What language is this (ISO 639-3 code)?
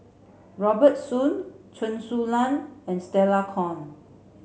eng